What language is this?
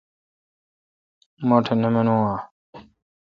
Kalkoti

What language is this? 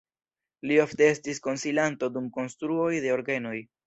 Esperanto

